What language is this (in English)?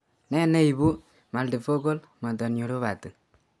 Kalenjin